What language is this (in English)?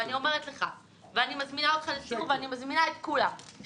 Hebrew